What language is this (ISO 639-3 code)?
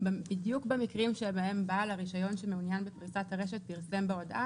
heb